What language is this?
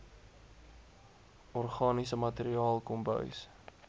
Afrikaans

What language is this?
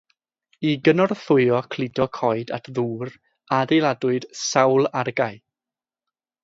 Welsh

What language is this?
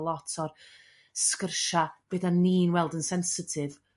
Welsh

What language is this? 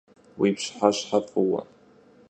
Kabardian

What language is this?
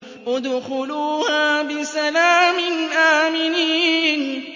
Arabic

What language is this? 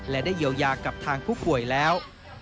Thai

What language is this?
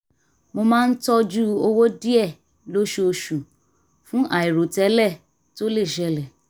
Yoruba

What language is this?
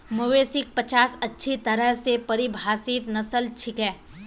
Magahi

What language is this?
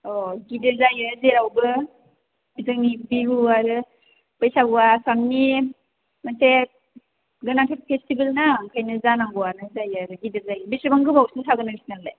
Bodo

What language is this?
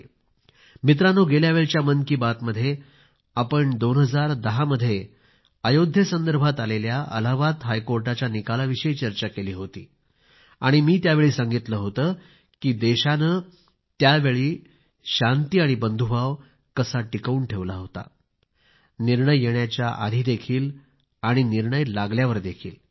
Marathi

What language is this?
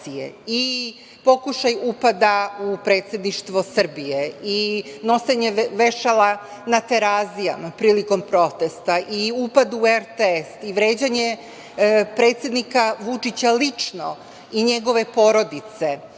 Serbian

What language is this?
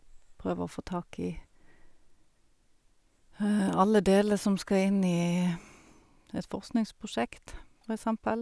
Norwegian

